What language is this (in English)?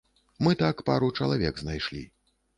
Belarusian